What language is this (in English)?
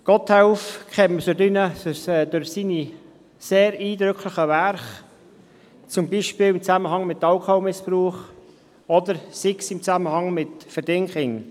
Swiss German